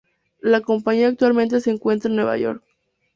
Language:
Spanish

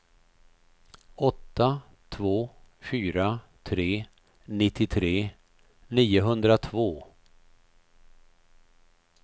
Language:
Swedish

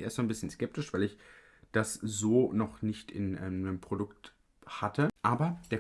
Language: German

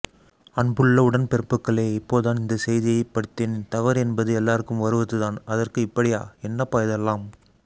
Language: Tamil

